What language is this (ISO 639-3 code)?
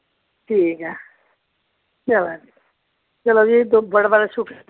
doi